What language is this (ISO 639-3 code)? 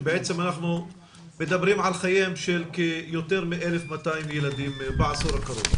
heb